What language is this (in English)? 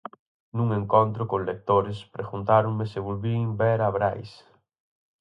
Galician